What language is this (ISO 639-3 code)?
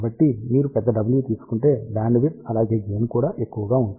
tel